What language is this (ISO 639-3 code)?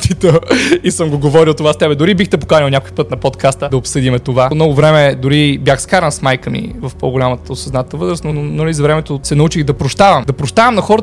bul